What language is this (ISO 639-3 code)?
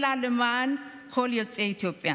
heb